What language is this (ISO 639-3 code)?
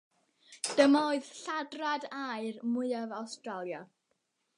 cym